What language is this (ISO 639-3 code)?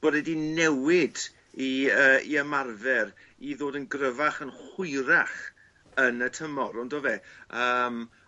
cym